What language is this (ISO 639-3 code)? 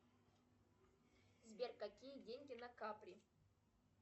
rus